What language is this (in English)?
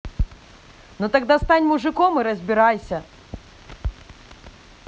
Russian